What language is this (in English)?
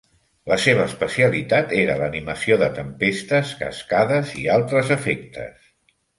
Catalan